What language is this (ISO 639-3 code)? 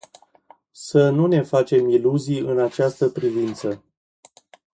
ron